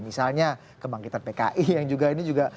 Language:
Indonesian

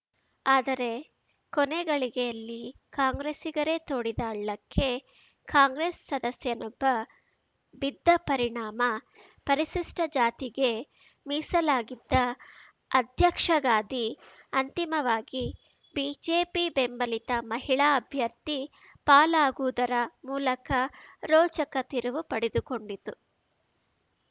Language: Kannada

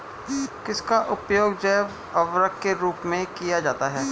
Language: Hindi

